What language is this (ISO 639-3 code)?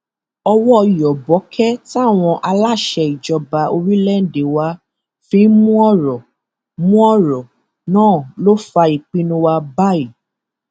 yor